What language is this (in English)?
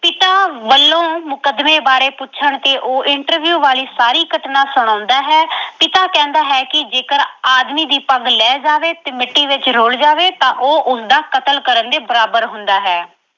Punjabi